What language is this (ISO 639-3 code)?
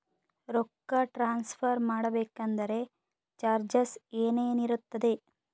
kan